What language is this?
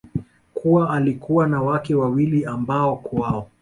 Swahili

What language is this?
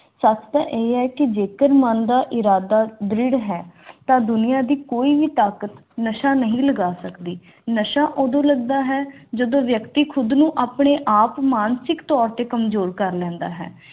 Punjabi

